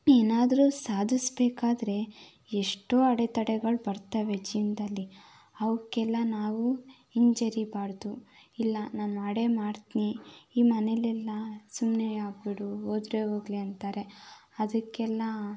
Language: Kannada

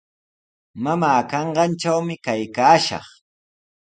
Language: Sihuas Ancash Quechua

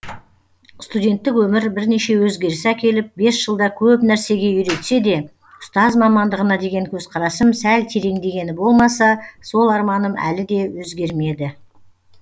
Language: Kazakh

